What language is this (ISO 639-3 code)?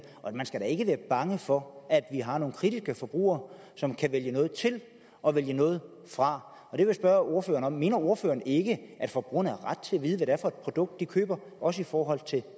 dan